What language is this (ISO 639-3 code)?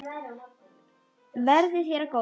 isl